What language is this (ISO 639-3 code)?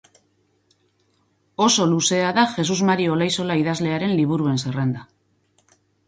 eus